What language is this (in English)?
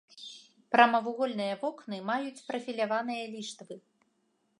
Belarusian